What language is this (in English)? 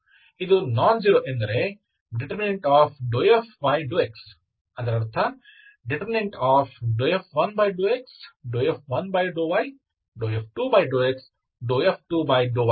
Kannada